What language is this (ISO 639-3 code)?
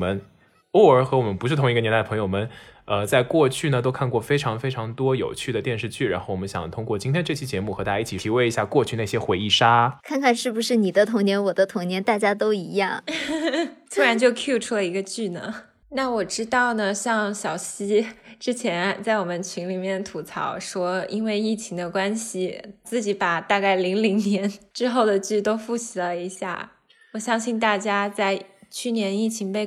zho